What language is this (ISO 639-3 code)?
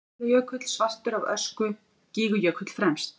isl